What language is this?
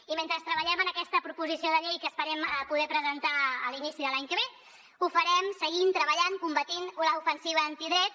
Catalan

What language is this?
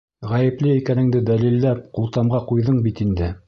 Bashkir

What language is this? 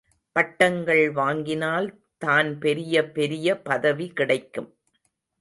Tamil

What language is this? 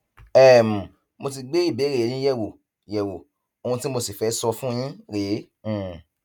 Yoruba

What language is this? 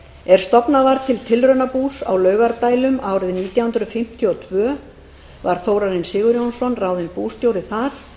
Icelandic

